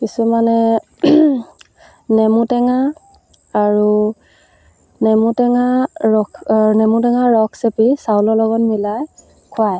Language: Assamese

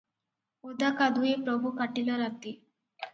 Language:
Odia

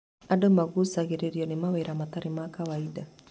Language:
Kikuyu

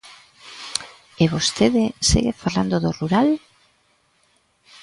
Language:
Galician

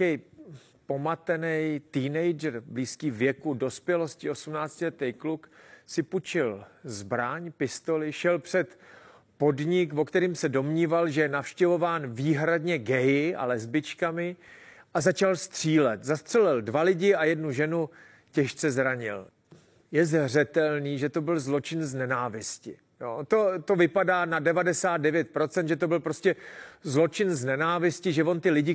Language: Czech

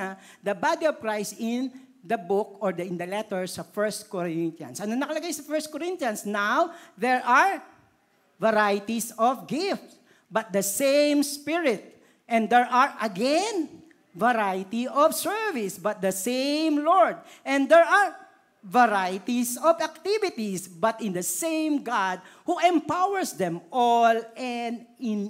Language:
Filipino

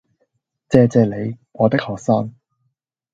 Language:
Cantonese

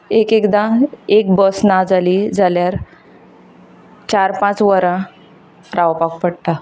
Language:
Konkani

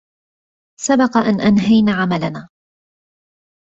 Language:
Arabic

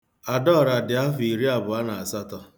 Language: Igbo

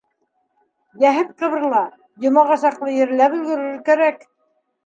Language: Bashkir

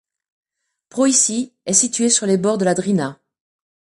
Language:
French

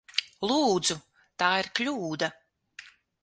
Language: Latvian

